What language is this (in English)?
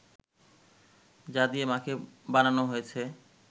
Bangla